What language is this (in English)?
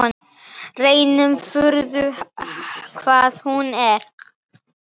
Icelandic